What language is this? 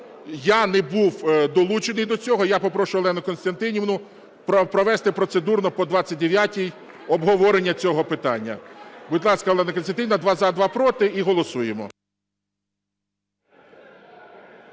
Ukrainian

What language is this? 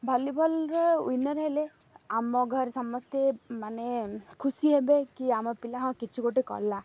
Odia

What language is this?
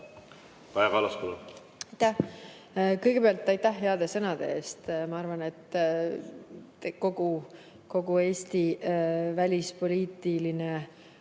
Estonian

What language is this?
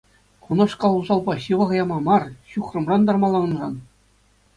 Chuvash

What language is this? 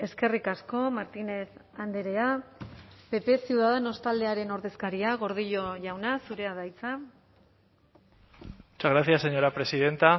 Basque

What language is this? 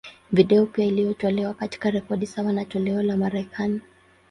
Swahili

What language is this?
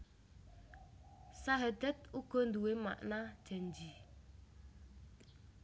Javanese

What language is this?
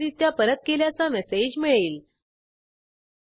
Marathi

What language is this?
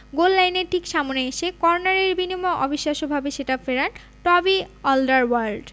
Bangla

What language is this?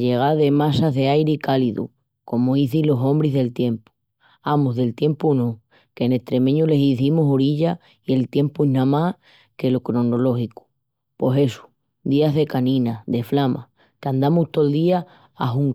Extremaduran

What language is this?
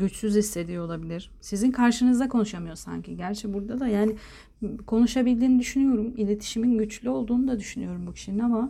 Turkish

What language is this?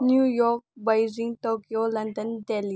Manipuri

